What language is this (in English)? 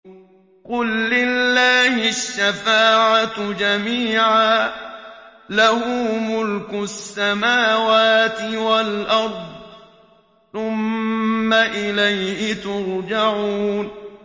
Arabic